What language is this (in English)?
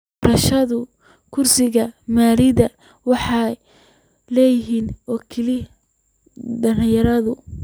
Somali